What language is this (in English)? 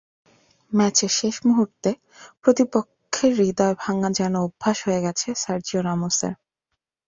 Bangla